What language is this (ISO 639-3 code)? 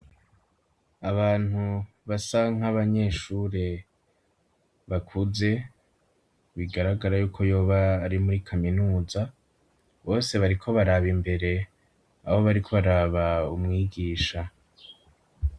run